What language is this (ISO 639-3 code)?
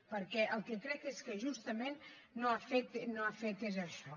cat